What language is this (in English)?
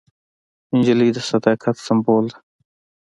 Pashto